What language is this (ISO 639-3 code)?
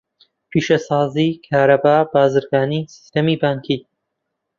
ckb